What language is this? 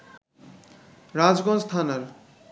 Bangla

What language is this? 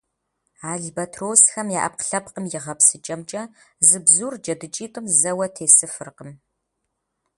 Kabardian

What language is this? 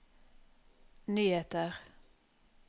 Norwegian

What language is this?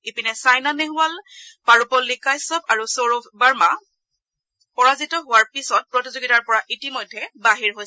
Assamese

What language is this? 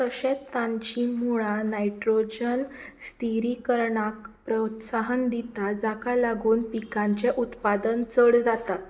Konkani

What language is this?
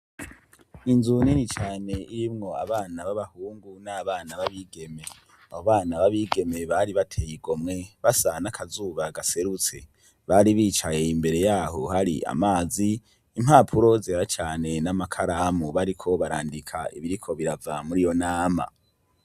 Rundi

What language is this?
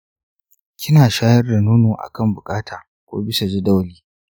Hausa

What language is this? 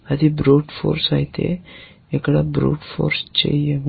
Telugu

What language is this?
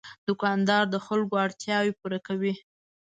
Pashto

